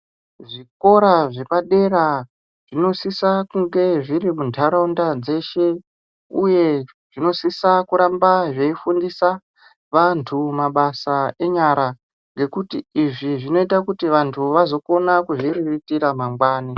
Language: Ndau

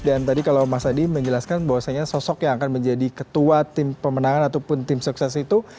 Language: Indonesian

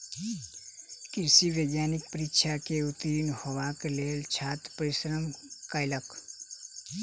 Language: Maithili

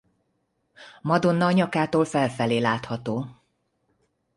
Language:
Hungarian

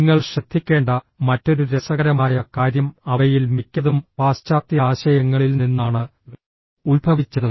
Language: Malayalam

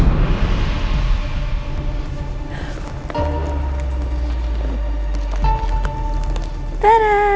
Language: Indonesian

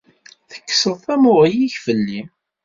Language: Kabyle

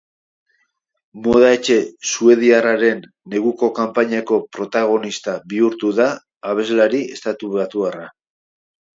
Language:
Basque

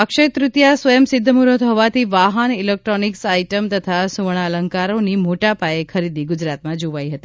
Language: Gujarati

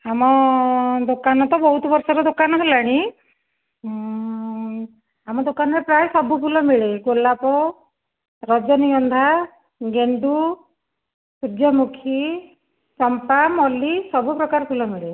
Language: Odia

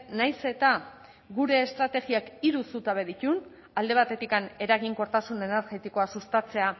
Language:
Basque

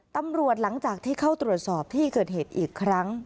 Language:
Thai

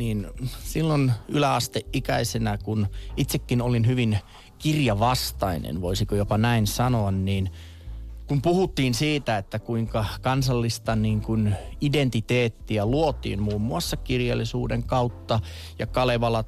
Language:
Finnish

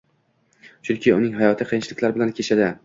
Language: Uzbek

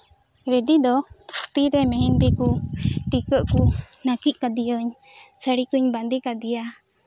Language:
Santali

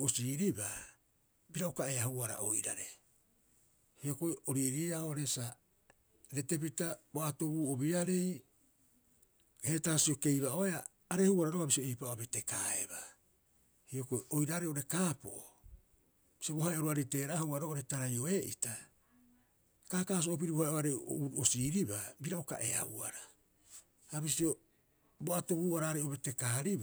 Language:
Rapoisi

